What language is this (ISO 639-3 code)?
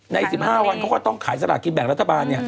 tha